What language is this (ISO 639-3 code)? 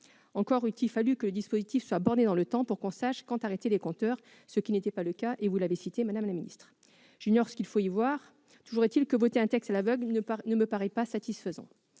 fra